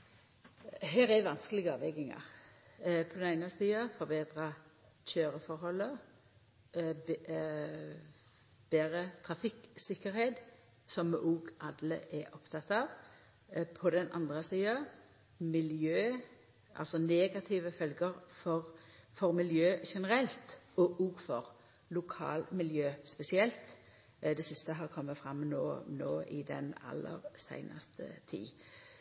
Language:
Norwegian Nynorsk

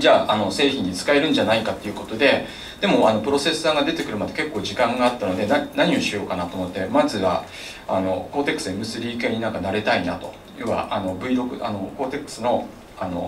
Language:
Japanese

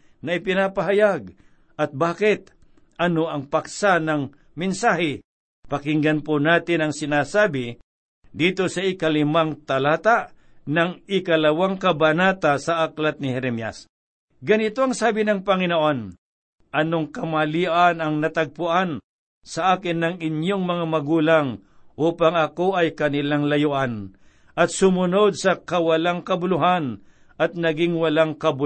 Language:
Filipino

